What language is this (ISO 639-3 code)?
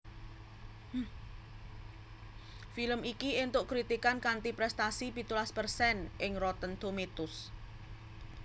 jav